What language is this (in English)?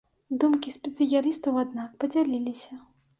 Belarusian